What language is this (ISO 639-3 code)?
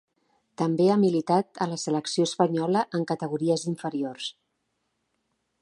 cat